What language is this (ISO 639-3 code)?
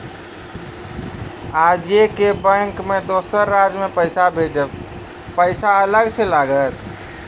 mai